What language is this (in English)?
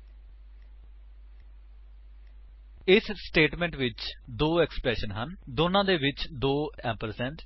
Punjabi